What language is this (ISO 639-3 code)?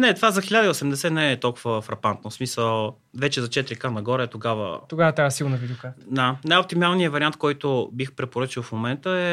bul